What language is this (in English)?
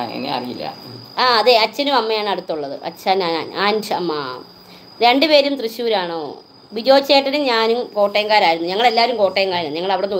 Malayalam